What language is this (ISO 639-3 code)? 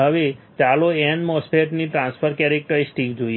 guj